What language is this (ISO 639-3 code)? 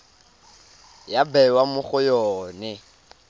tsn